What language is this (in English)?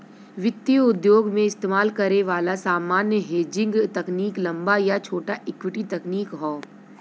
Bhojpuri